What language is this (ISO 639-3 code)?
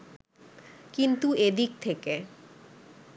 ben